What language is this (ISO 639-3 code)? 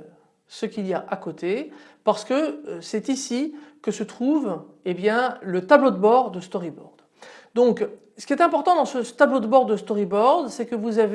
fra